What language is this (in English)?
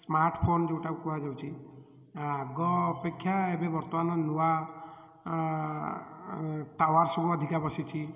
Odia